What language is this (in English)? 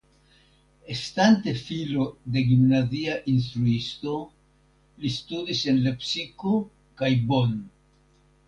Esperanto